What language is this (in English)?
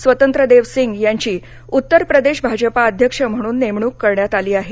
Marathi